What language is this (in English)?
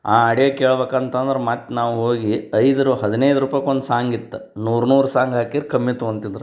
Kannada